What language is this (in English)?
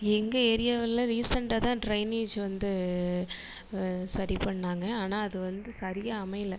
Tamil